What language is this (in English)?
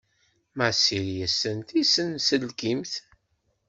Kabyle